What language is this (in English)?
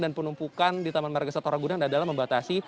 Indonesian